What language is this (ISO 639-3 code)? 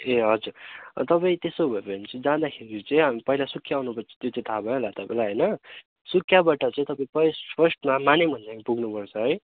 nep